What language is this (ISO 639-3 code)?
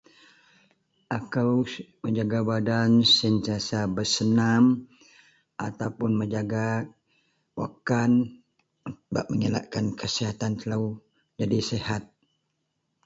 mel